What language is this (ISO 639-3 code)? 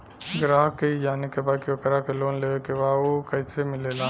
bho